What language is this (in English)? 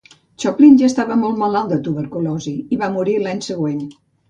Catalan